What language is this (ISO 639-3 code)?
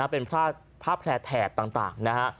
tha